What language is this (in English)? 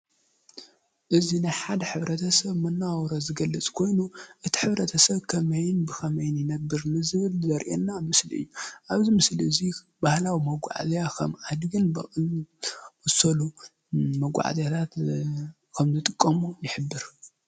Tigrinya